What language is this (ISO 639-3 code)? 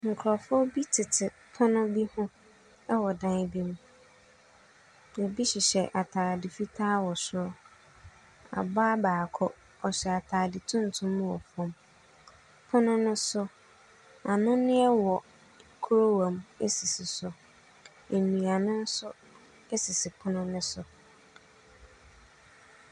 aka